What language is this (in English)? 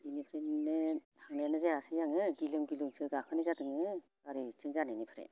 Bodo